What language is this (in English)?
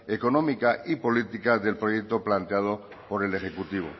Spanish